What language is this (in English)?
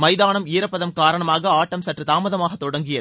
Tamil